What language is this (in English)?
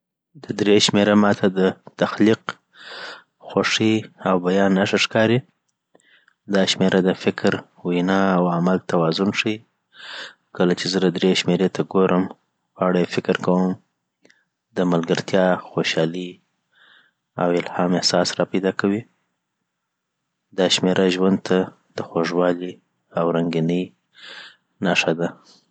Southern Pashto